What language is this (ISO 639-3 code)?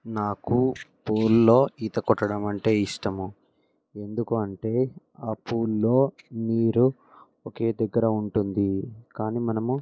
tel